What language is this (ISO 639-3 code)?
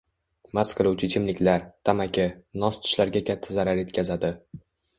uzb